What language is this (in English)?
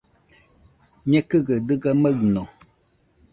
Nüpode Huitoto